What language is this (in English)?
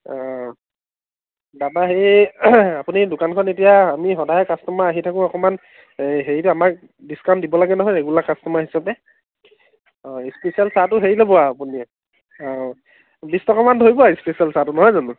Assamese